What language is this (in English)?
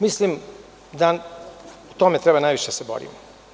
Serbian